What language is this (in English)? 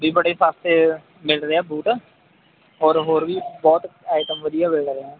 Punjabi